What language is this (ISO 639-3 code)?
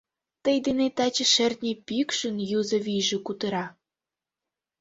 chm